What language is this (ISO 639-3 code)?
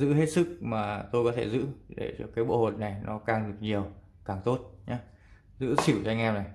vie